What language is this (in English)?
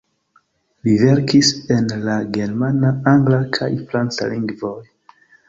Esperanto